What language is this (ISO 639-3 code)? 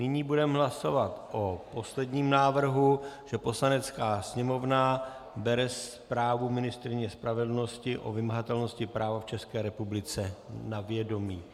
ces